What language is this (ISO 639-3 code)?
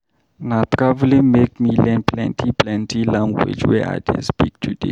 pcm